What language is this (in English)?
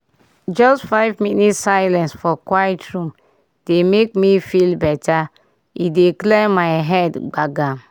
Nigerian Pidgin